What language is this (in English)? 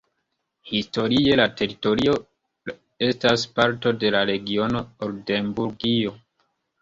Esperanto